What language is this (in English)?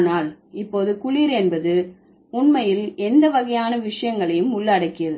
Tamil